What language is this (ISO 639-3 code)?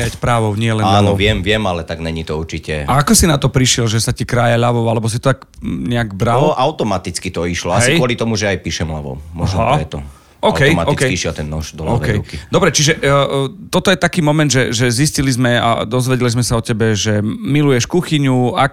slk